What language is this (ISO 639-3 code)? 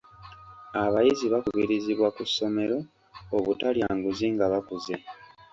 lug